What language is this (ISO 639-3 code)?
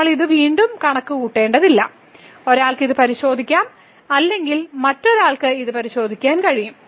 mal